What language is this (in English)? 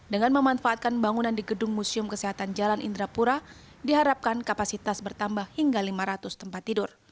Indonesian